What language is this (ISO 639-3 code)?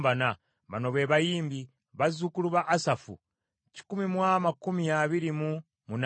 lug